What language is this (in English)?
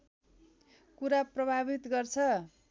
Nepali